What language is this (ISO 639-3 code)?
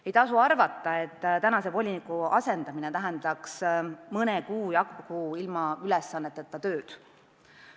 est